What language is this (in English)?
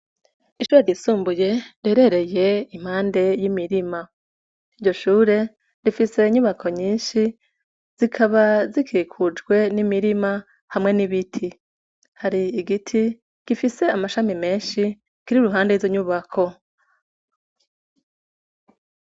Rundi